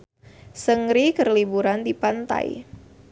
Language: Sundanese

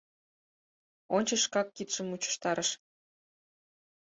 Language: Mari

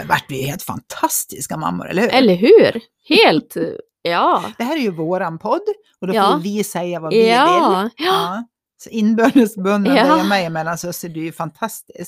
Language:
Swedish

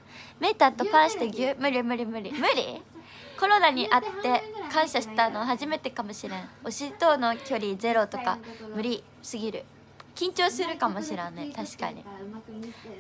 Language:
Japanese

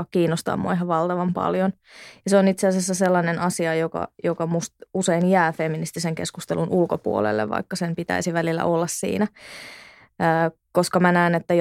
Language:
Finnish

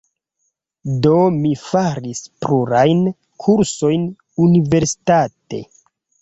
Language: Esperanto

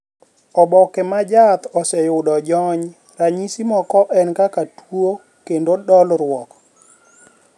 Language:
Luo (Kenya and Tanzania)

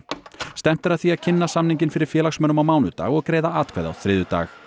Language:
Icelandic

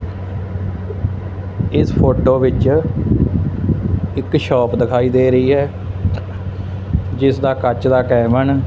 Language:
Punjabi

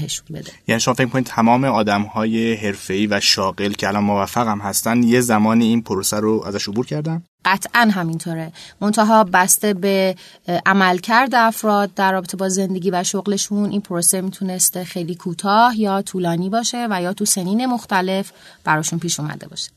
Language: Persian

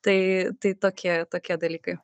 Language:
Lithuanian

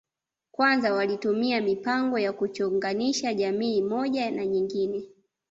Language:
Swahili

